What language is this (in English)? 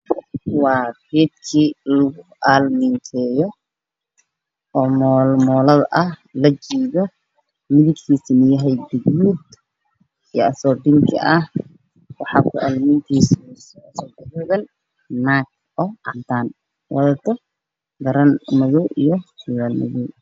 Somali